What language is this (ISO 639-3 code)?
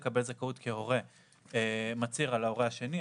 heb